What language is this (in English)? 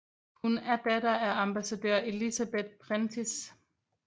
Danish